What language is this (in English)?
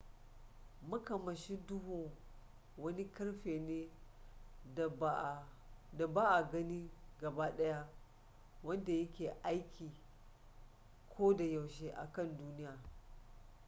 Hausa